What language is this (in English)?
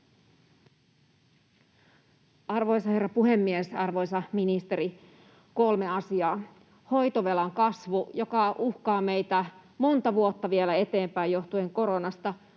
Finnish